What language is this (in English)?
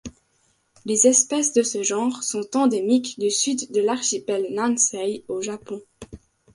French